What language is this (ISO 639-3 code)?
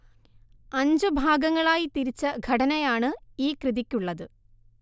mal